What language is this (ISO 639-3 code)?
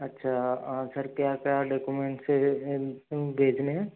hin